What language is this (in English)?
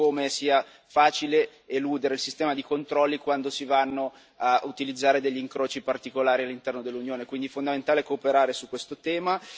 Italian